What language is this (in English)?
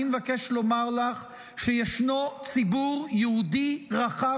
Hebrew